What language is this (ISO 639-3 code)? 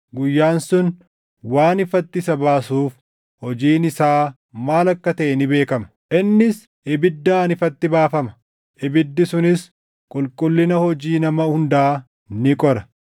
orm